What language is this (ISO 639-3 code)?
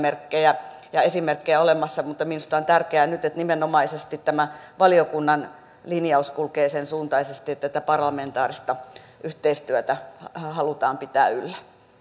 fin